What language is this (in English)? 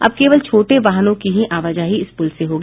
Hindi